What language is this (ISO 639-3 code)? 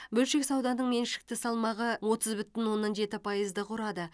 kaz